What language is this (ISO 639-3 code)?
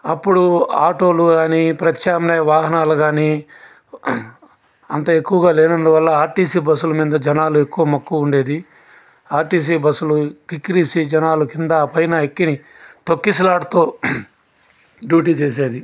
tel